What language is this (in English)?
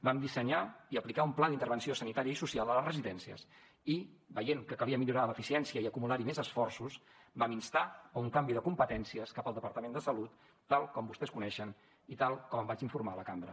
Catalan